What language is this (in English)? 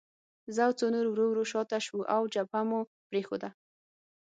Pashto